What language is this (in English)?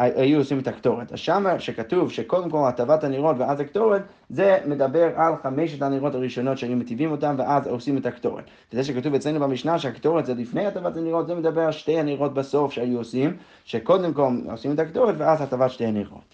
Hebrew